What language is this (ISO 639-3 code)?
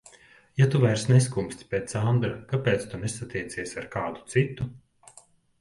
lav